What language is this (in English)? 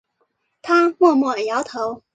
Chinese